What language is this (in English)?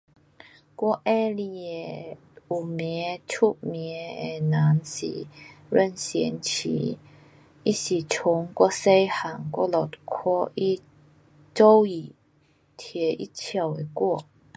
Pu-Xian Chinese